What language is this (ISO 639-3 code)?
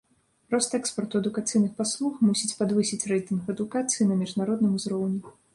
bel